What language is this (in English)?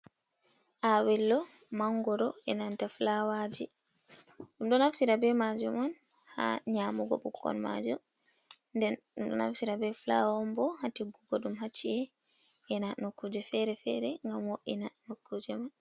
Fula